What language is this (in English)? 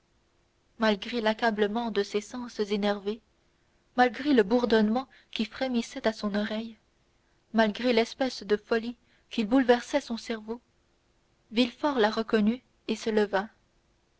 French